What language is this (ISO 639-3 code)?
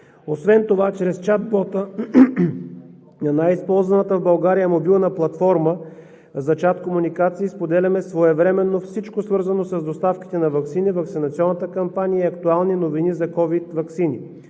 bul